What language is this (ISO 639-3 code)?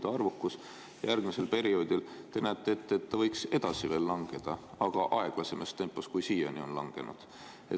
est